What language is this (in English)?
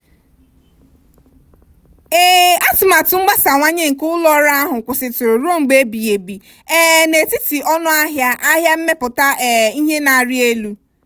Igbo